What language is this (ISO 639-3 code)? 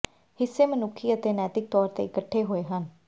pan